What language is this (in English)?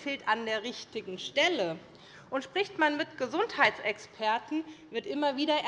German